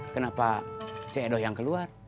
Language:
Indonesian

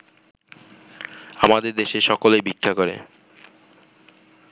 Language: Bangla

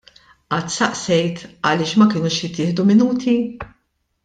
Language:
Maltese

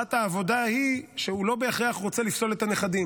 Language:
Hebrew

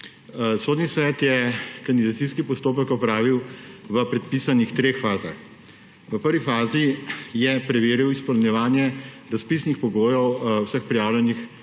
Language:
Slovenian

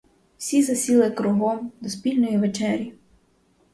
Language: Ukrainian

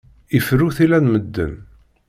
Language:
Kabyle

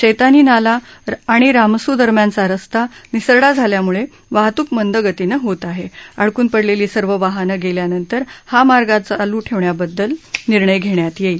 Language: Marathi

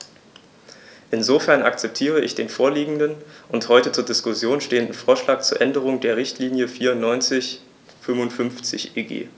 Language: German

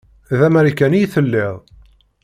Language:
Kabyle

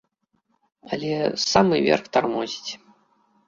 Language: Belarusian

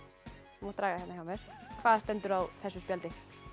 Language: Icelandic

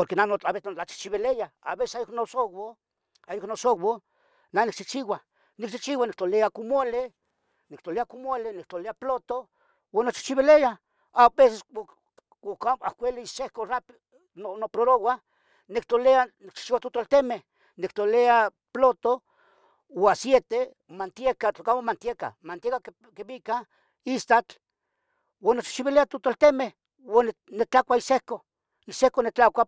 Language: Tetelcingo Nahuatl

